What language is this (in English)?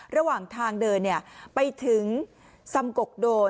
Thai